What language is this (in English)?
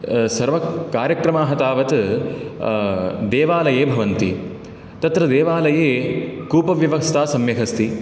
Sanskrit